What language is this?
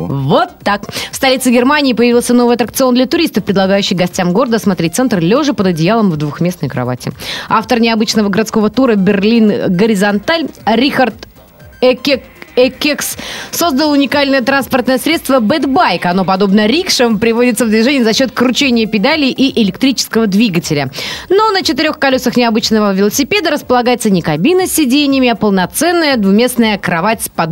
Russian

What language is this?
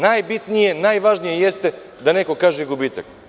Serbian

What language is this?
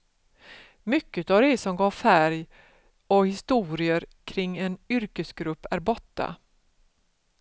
Swedish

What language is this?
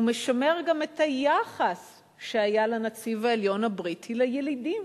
Hebrew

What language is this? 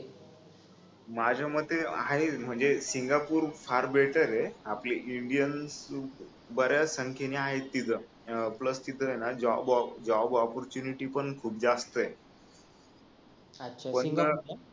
Marathi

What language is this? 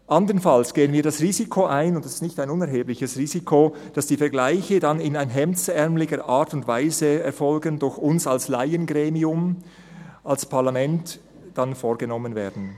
Swiss German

